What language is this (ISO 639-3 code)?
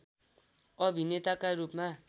nep